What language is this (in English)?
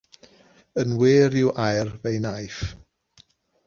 Welsh